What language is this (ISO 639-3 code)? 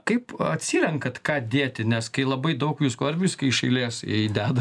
lit